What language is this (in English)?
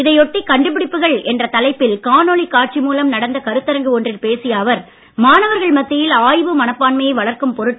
Tamil